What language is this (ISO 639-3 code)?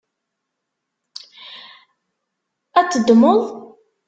kab